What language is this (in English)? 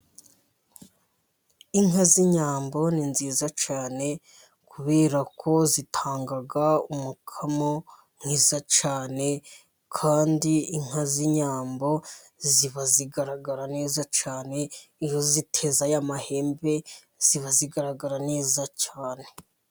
Kinyarwanda